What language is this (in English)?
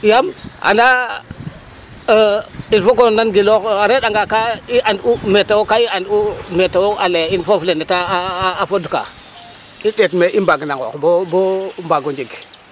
Serer